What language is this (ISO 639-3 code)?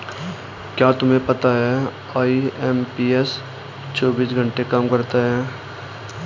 hin